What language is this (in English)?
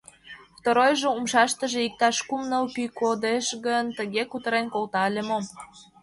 Mari